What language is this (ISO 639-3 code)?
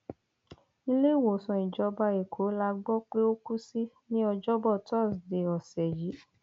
yor